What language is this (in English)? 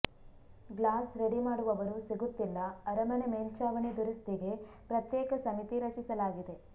Kannada